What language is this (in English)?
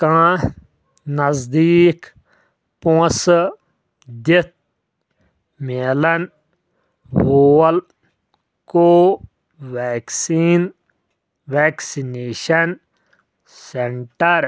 Kashmiri